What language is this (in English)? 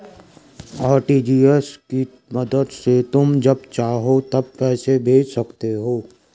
Hindi